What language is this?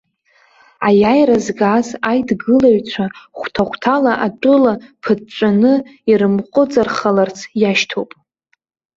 Abkhazian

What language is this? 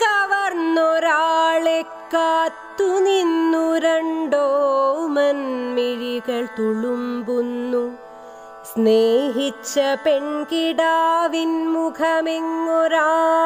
Malayalam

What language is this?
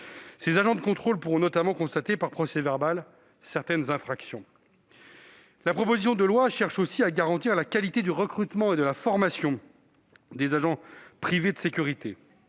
French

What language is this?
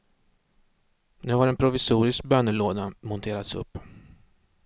Swedish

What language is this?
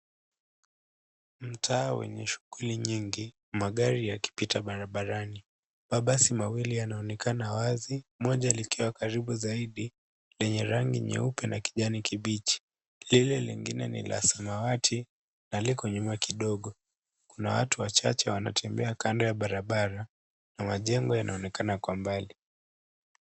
Swahili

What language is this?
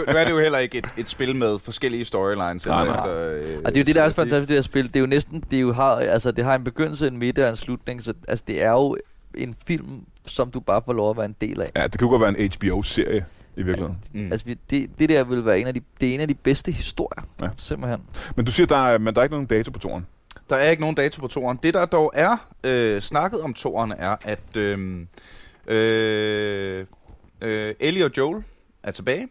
Danish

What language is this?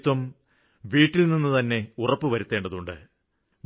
Malayalam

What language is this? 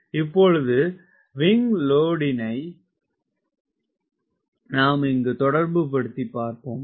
Tamil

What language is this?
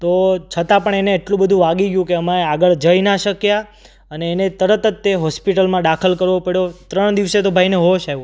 Gujarati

